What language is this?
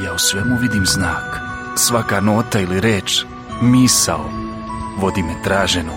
Croatian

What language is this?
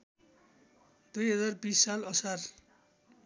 Nepali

